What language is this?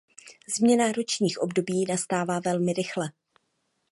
Czech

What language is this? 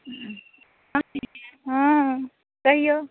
Maithili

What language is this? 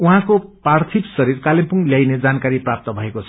Nepali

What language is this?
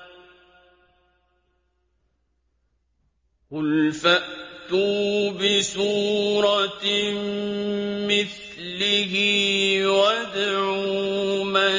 Arabic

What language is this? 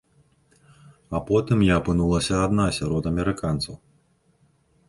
Belarusian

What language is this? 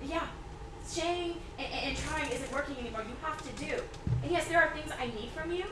English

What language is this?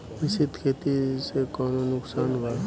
Bhojpuri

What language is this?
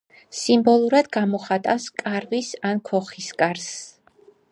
Georgian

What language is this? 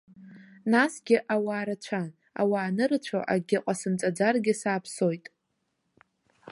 Abkhazian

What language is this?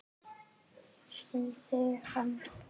Icelandic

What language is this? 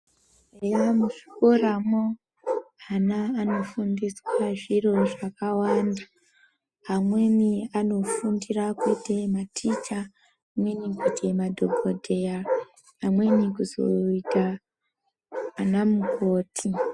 Ndau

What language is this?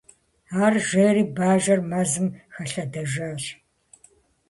Kabardian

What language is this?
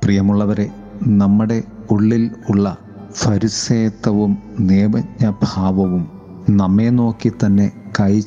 Malayalam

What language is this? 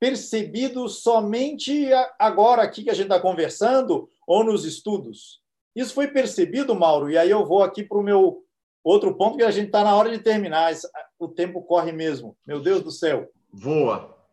Portuguese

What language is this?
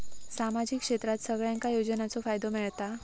Marathi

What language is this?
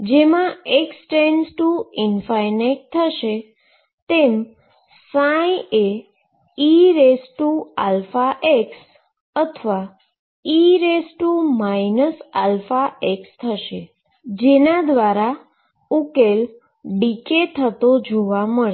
Gujarati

